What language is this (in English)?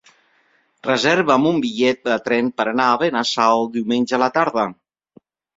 Catalan